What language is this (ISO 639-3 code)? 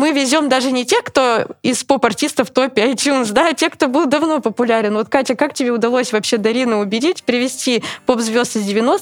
rus